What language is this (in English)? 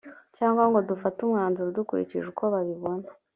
Kinyarwanda